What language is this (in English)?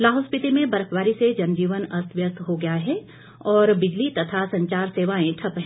Hindi